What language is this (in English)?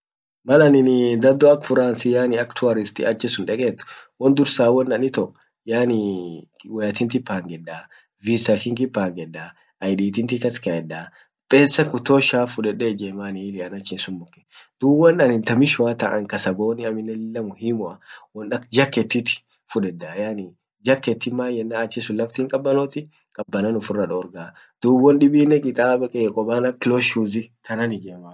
Orma